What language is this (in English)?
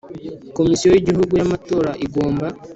Kinyarwanda